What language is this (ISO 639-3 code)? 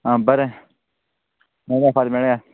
kok